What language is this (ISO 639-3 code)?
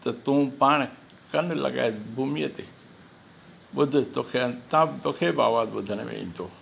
snd